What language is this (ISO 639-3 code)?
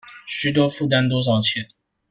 zho